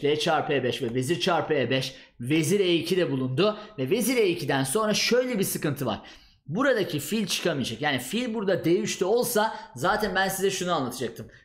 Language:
Turkish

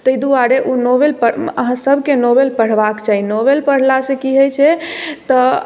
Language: Maithili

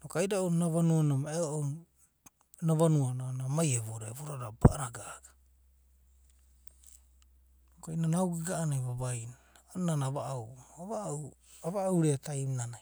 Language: Abadi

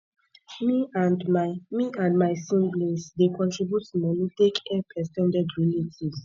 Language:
Nigerian Pidgin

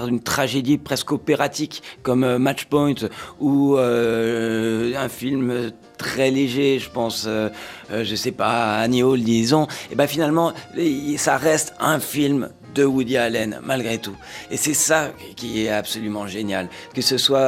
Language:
French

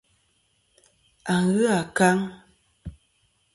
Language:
Kom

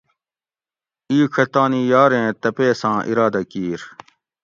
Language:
Gawri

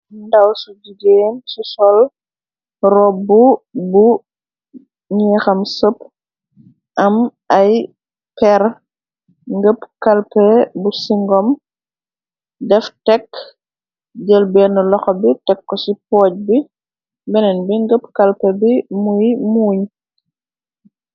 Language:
Wolof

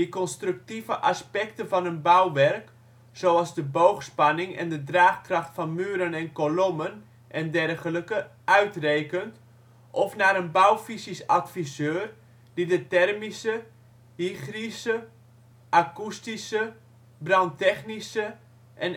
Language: Dutch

